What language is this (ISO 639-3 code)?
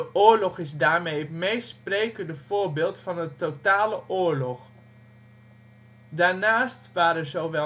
nld